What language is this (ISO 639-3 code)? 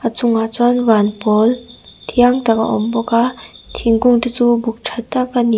lus